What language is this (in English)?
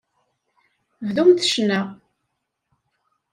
Kabyle